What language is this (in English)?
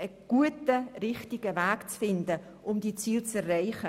Swiss German